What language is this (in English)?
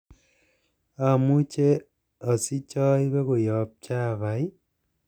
Kalenjin